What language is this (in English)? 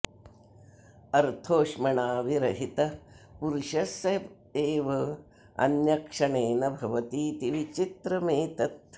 Sanskrit